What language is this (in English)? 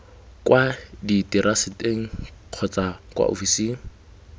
Tswana